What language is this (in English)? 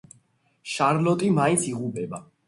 Georgian